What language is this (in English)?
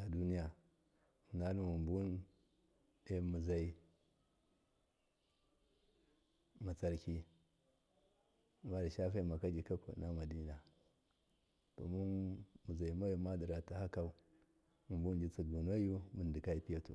Miya